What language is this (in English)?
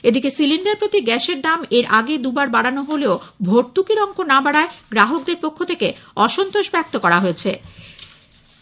Bangla